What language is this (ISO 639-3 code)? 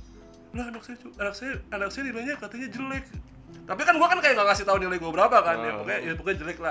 ind